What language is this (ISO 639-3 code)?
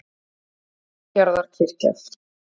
isl